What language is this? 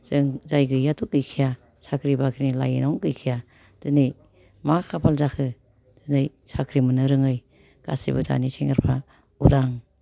Bodo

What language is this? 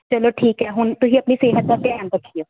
Punjabi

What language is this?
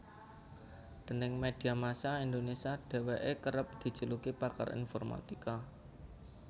Javanese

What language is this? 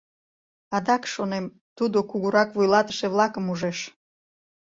Mari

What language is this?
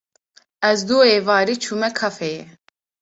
Kurdish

